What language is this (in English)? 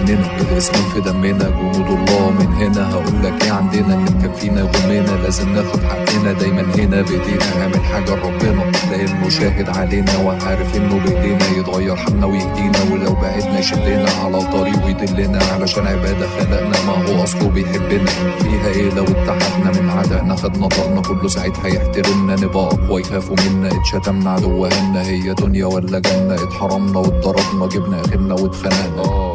Arabic